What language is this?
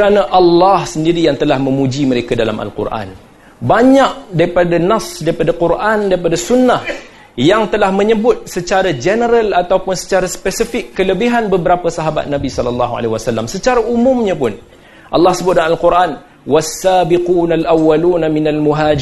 Malay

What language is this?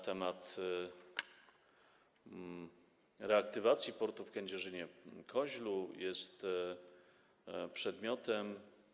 Polish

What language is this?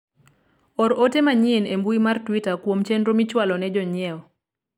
Luo (Kenya and Tanzania)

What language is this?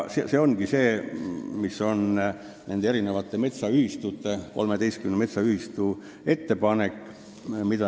Estonian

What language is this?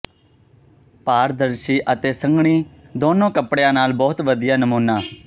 Punjabi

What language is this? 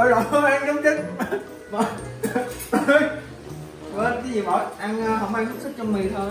Vietnamese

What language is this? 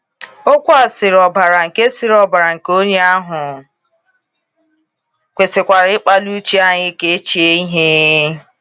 Igbo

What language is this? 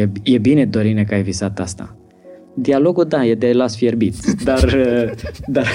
Romanian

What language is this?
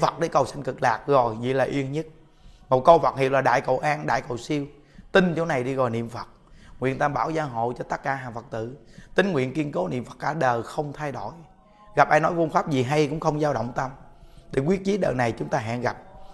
Vietnamese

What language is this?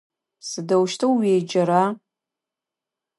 Adyghe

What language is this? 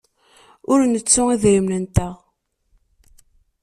Kabyle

